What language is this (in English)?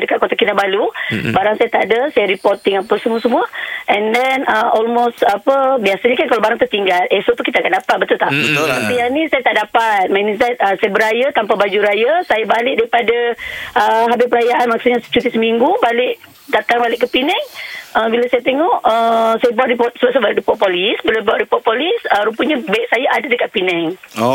Malay